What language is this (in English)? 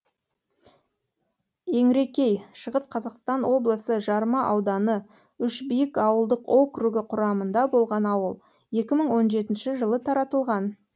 Kazakh